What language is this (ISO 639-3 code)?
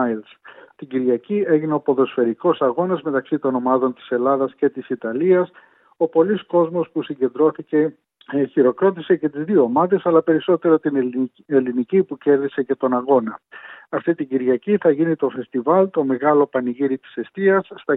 ell